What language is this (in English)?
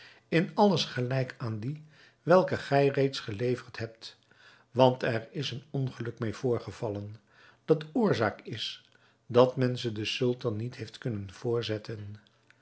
Dutch